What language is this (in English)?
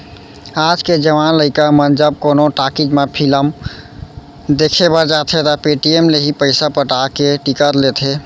Chhattisgarhi